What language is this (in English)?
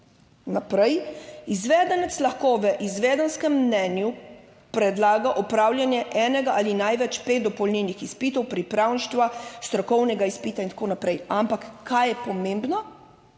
Slovenian